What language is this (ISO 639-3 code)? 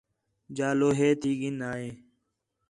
xhe